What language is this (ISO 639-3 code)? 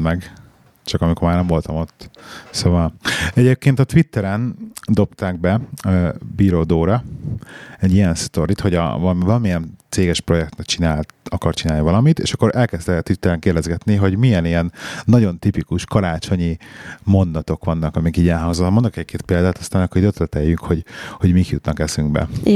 hun